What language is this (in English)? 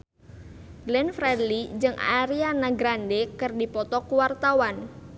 Sundanese